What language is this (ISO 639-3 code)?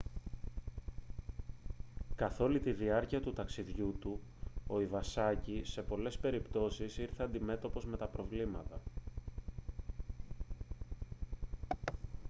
ell